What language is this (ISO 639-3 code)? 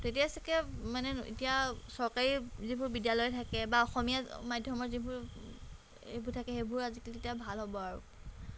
asm